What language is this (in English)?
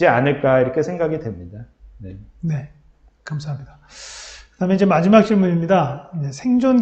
Korean